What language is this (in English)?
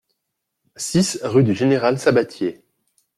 French